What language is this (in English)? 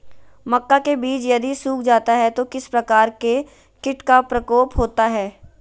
Magahi